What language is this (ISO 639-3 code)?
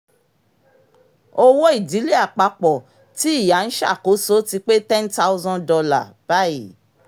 yor